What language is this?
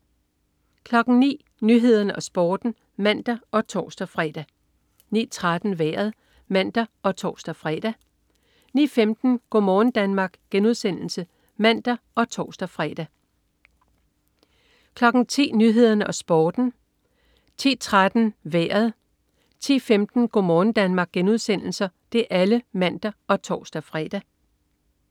Danish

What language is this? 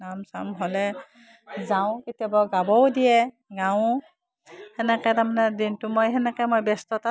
Assamese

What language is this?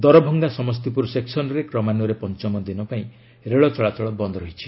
Odia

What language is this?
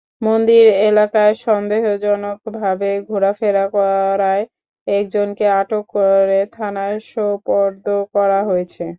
Bangla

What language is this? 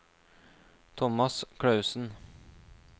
Norwegian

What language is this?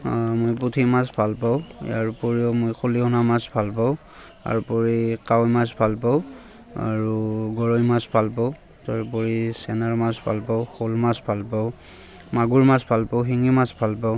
Assamese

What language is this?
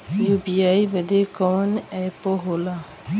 Bhojpuri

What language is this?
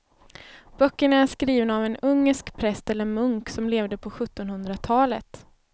Swedish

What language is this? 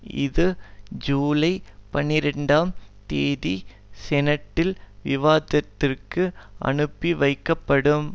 Tamil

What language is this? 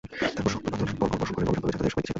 Bangla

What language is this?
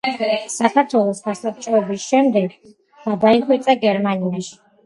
Georgian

